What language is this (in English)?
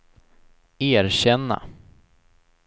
Swedish